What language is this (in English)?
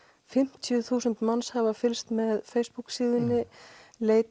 Icelandic